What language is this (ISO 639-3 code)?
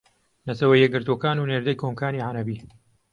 ckb